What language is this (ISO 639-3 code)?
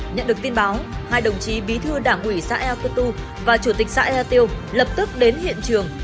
vie